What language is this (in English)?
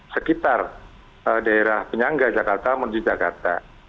Indonesian